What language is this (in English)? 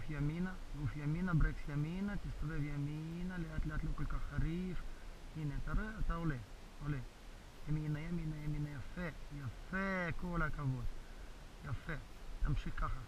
Hebrew